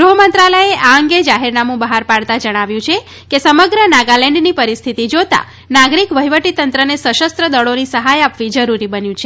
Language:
Gujarati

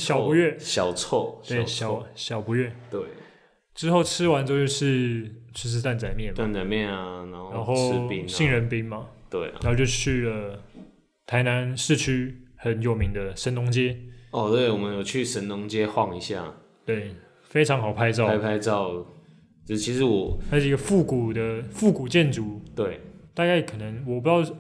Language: Chinese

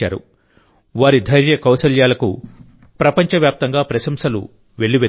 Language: Telugu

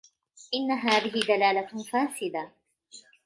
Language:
Arabic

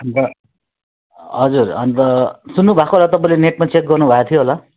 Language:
Nepali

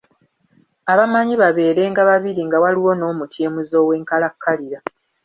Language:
Ganda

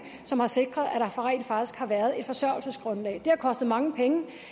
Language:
Danish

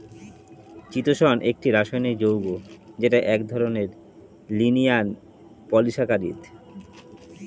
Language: Bangla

